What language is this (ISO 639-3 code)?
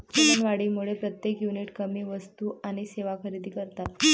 mar